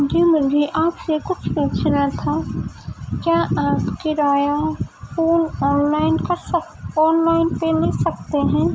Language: Urdu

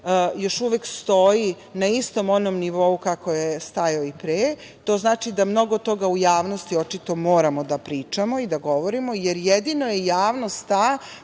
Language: Serbian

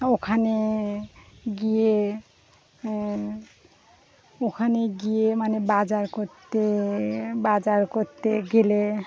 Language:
Bangla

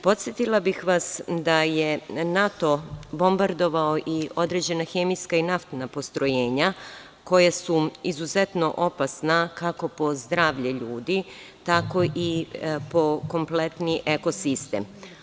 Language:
Serbian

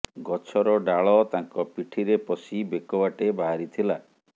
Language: Odia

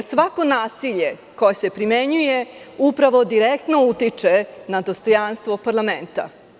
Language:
Serbian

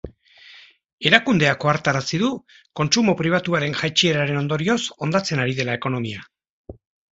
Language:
Basque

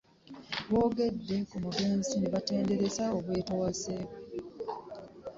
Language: Ganda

